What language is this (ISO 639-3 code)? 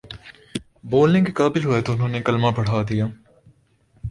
urd